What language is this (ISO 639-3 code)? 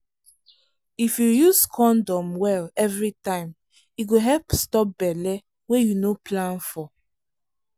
pcm